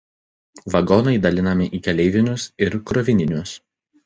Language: Lithuanian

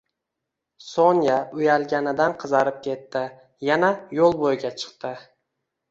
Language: Uzbek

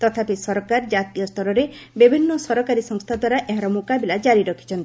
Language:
Odia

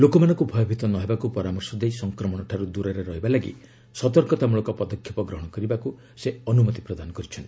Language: Odia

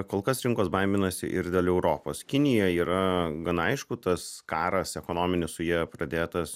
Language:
Lithuanian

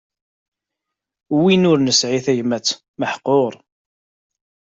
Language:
Kabyle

